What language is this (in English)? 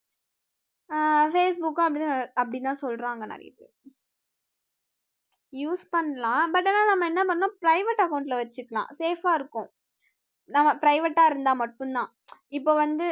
Tamil